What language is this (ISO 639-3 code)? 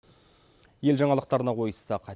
kaz